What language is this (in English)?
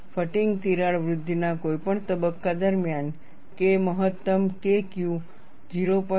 Gujarati